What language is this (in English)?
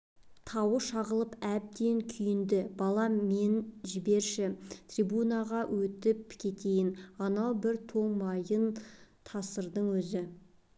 Kazakh